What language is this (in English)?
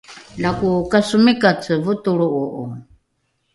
Rukai